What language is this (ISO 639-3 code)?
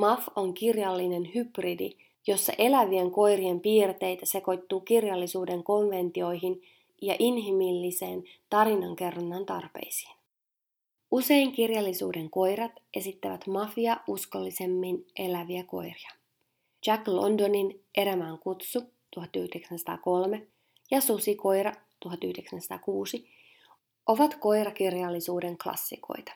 fin